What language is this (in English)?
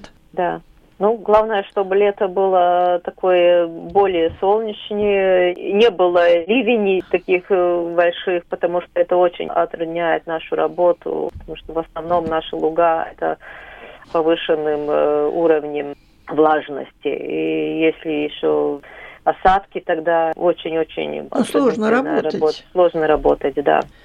Russian